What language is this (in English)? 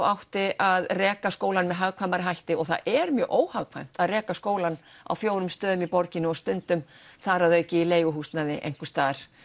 Icelandic